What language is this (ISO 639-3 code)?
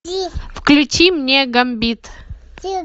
rus